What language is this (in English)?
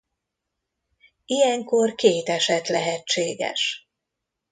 Hungarian